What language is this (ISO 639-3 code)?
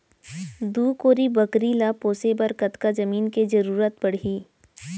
hne